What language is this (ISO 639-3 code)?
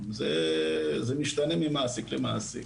heb